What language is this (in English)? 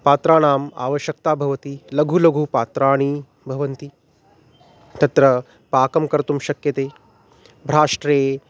Sanskrit